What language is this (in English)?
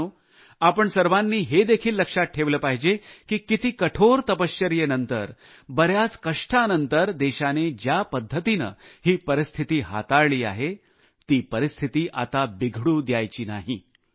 Marathi